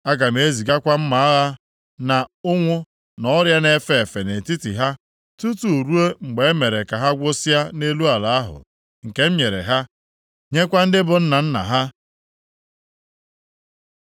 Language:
Igbo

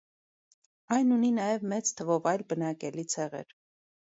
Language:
Armenian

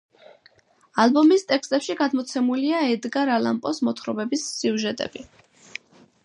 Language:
Georgian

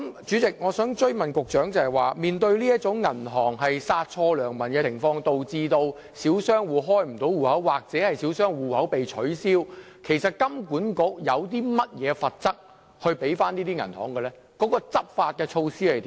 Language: Cantonese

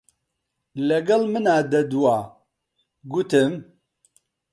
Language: Central Kurdish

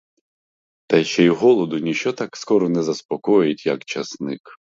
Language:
Ukrainian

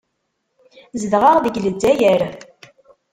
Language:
Kabyle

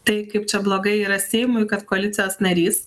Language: Lithuanian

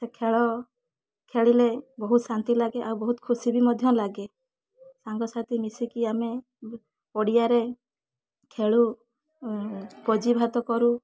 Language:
Odia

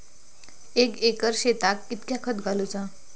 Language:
Marathi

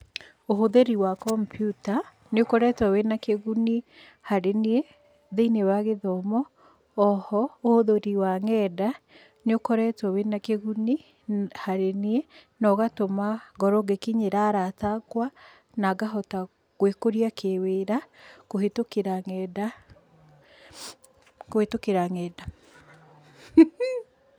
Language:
Kikuyu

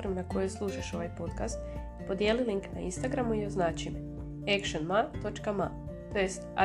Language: Croatian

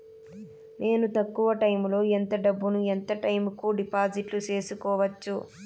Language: Telugu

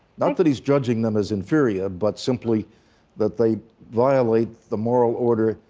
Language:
English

